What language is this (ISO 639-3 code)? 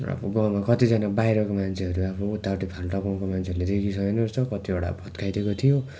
nep